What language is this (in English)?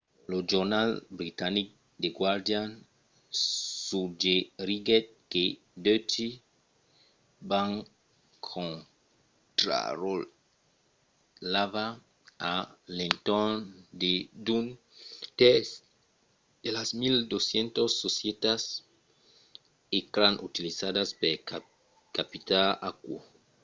Occitan